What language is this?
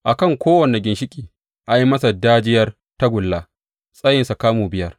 Hausa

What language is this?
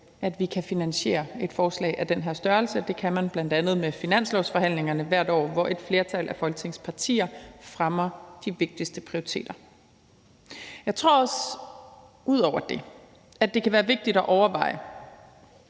Danish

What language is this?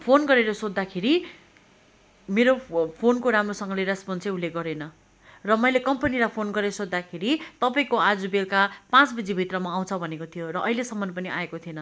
Nepali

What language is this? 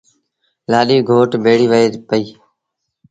Sindhi Bhil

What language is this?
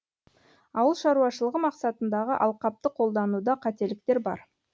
Kazakh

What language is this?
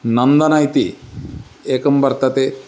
Sanskrit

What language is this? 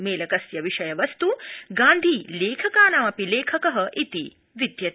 Sanskrit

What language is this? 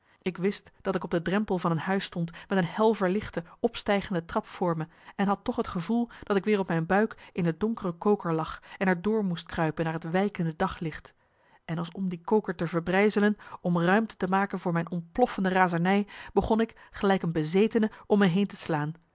Dutch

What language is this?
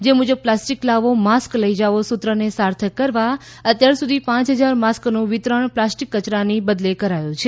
Gujarati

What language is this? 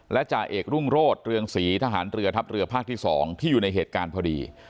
Thai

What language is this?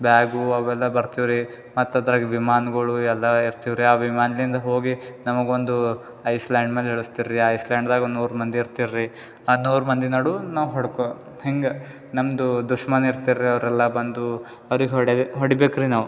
Kannada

